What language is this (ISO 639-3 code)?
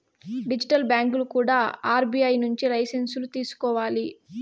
tel